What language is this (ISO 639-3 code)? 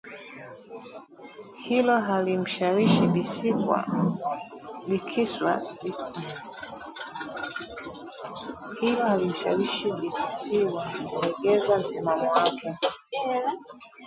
swa